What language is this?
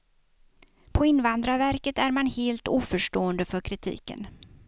Swedish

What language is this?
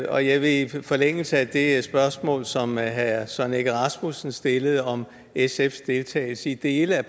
Danish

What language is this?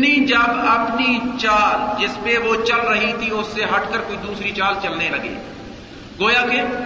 Urdu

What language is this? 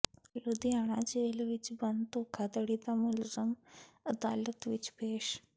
Punjabi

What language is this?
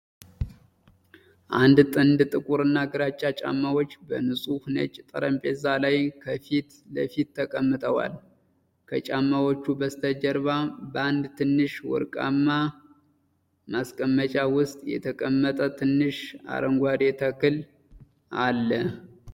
Amharic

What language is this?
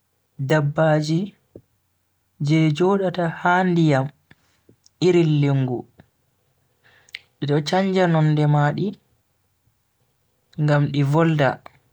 Bagirmi Fulfulde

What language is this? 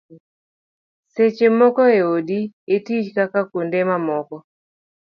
Luo (Kenya and Tanzania)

